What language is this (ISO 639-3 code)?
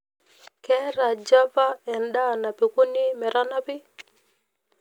mas